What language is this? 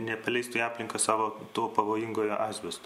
Lithuanian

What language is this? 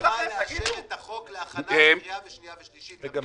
Hebrew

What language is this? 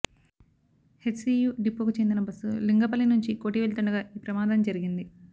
Telugu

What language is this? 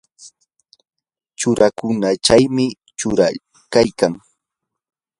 Yanahuanca Pasco Quechua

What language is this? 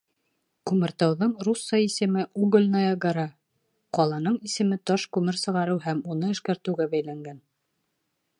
Bashkir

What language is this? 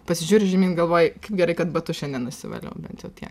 Lithuanian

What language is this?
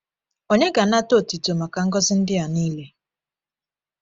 Igbo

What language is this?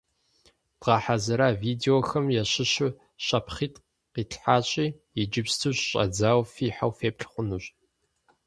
Kabardian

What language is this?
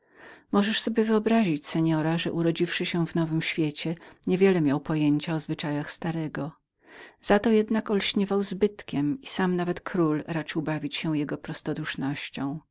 Polish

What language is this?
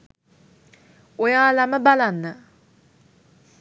Sinhala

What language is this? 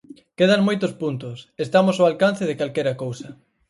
Galician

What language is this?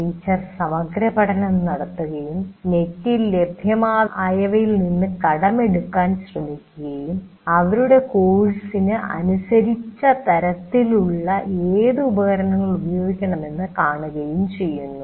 Malayalam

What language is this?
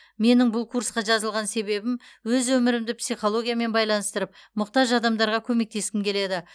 Kazakh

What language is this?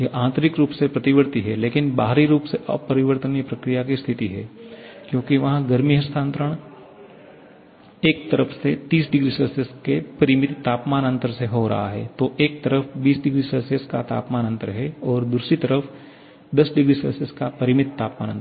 Hindi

